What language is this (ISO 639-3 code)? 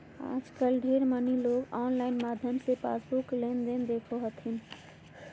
mag